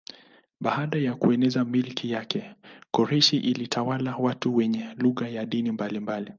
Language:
Swahili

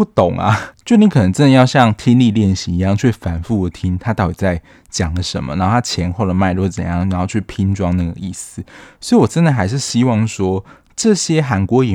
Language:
Chinese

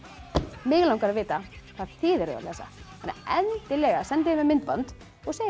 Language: Icelandic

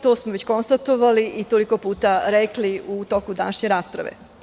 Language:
Serbian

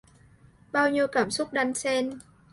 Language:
Vietnamese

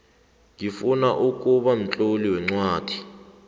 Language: South Ndebele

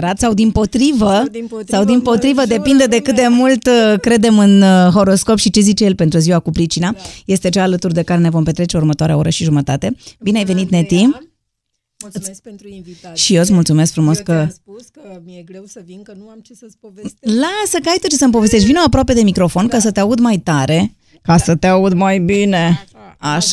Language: Romanian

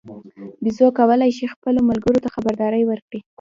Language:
Pashto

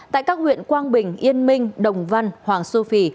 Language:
Vietnamese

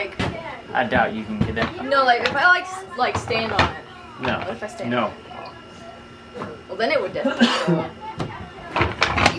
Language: English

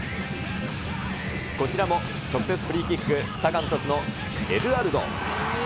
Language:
Japanese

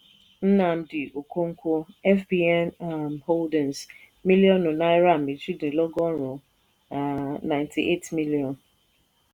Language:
Yoruba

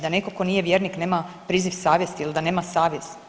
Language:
Croatian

